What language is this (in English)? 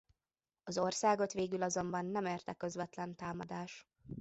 Hungarian